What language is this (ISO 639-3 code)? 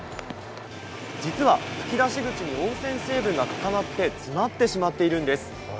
jpn